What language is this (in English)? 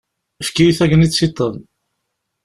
Kabyle